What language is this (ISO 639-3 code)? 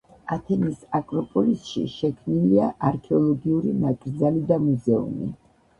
kat